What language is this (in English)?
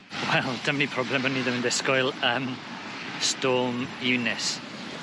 Welsh